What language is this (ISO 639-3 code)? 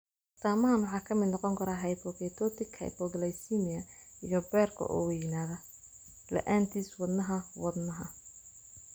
som